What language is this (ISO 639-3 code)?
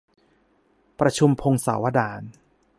tha